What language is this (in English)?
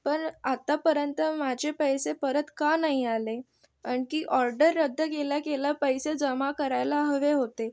Marathi